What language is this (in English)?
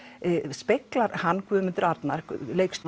Icelandic